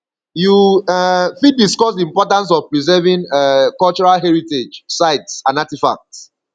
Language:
Nigerian Pidgin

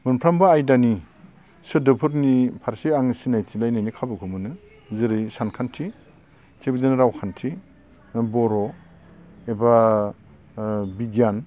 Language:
Bodo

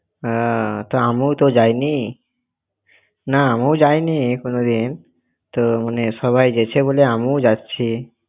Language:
Bangla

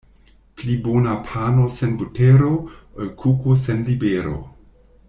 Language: Esperanto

